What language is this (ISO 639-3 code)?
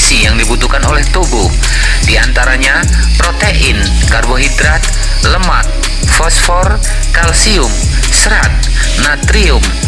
ind